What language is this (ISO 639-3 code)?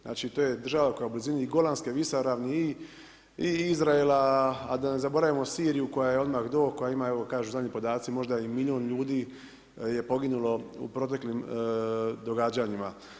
hrv